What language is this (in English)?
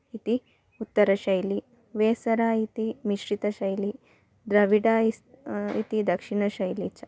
Sanskrit